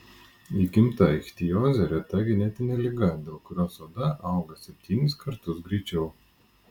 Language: Lithuanian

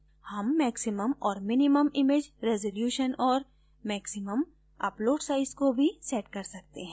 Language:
Hindi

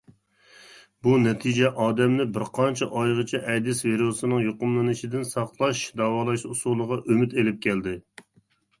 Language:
Uyghur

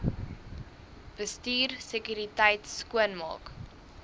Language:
Afrikaans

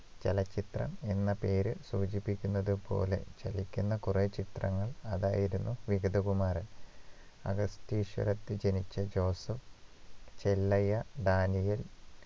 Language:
Malayalam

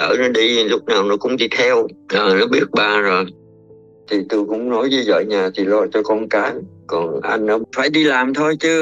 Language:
Vietnamese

